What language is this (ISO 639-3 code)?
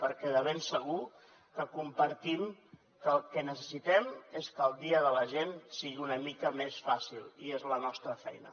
cat